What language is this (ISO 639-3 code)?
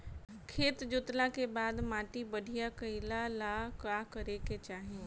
bho